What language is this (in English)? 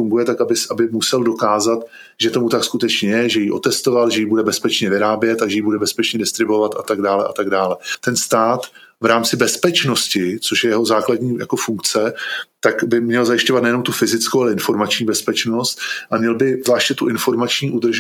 Czech